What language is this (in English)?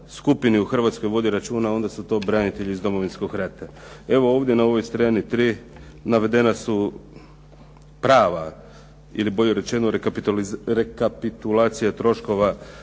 Croatian